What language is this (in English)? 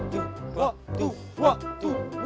Indonesian